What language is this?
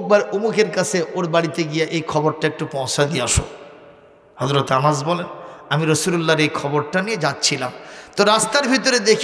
Arabic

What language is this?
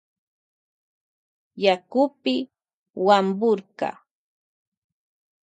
Loja Highland Quichua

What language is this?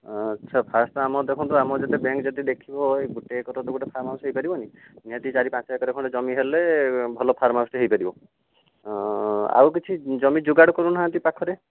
Odia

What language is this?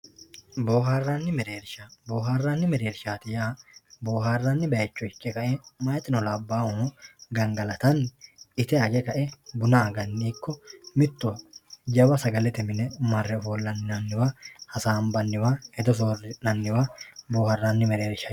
Sidamo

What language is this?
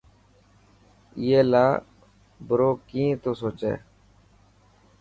Dhatki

